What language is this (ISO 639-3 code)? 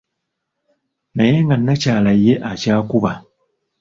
lug